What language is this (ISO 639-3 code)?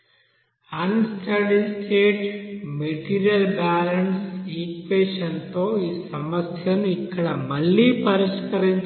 tel